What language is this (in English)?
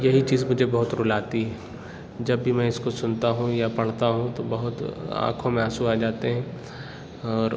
Urdu